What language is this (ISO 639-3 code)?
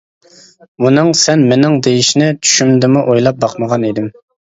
uig